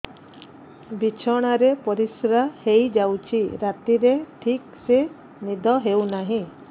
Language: Odia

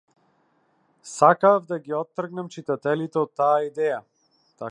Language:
Macedonian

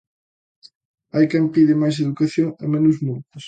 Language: Galician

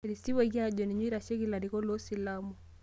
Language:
Masai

